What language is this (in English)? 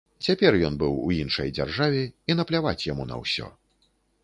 Belarusian